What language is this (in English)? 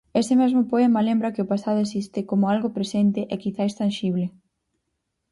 Galician